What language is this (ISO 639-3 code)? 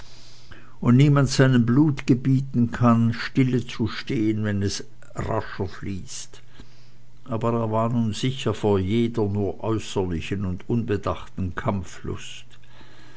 deu